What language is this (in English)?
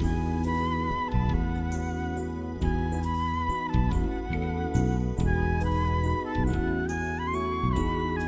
Bulgarian